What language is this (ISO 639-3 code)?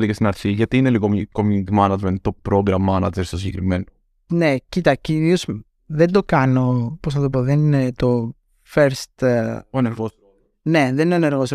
ell